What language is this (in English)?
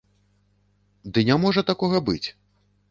Belarusian